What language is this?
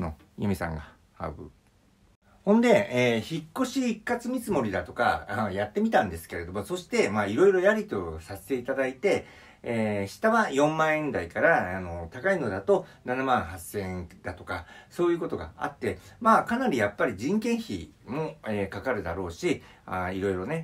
Japanese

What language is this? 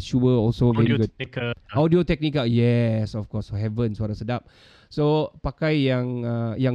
Malay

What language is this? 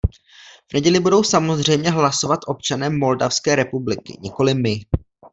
Czech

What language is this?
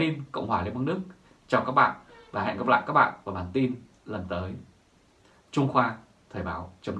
Vietnamese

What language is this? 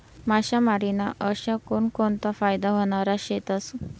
Marathi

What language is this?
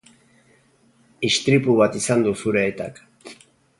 Basque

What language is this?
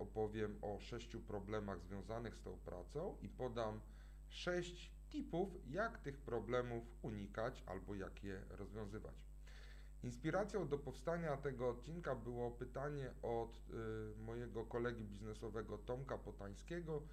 Polish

